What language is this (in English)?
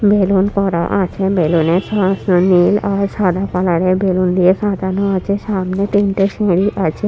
Bangla